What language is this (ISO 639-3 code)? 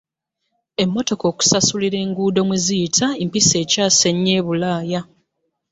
lug